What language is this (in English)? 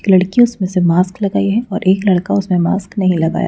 Hindi